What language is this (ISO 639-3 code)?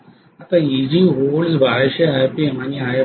mar